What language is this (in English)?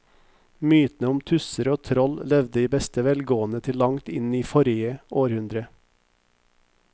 Norwegian